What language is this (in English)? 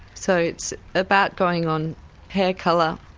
English